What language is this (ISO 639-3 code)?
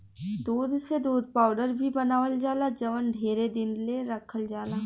bho